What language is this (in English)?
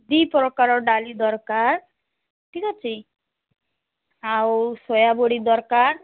Odia